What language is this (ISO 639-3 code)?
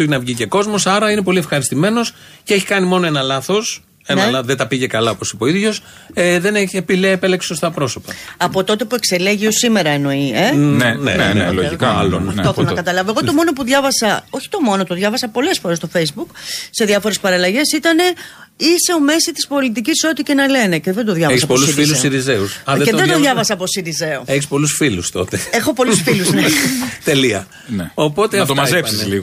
ell